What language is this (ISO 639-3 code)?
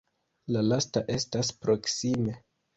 epo